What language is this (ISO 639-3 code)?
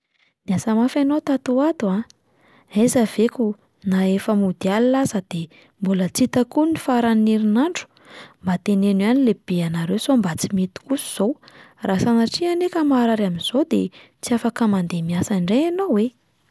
mlg